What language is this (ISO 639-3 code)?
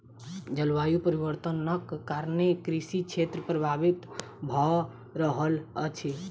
mai